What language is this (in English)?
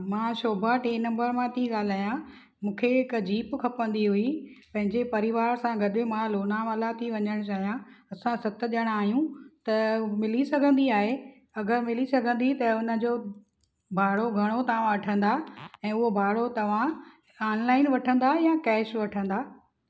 Sindhi